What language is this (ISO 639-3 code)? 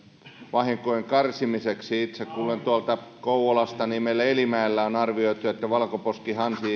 fin